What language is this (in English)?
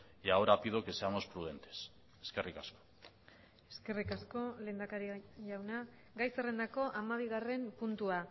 Basque